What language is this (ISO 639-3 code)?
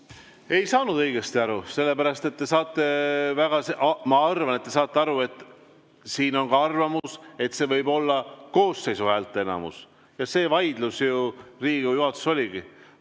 est